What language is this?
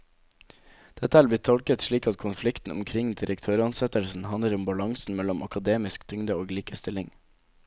Norwegian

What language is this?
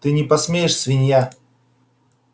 Russian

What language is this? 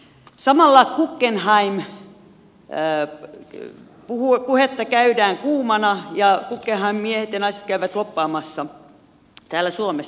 Finnish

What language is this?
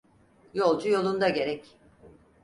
Turkish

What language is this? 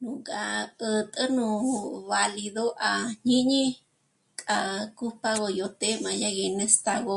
Michoacán Mazahua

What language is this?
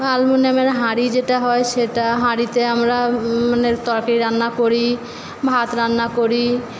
Bangla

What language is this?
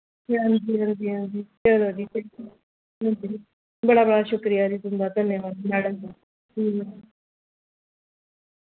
Dogri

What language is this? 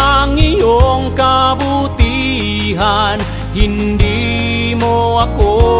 Filipino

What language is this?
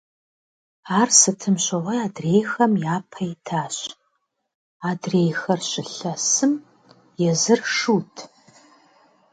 Kabardian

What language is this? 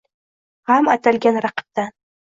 Uzbek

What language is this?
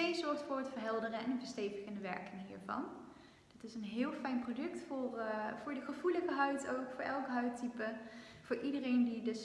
Dutch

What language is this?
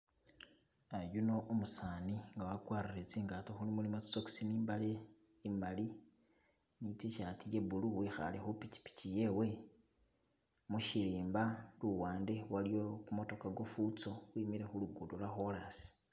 Masaaba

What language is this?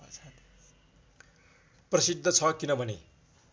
Nepali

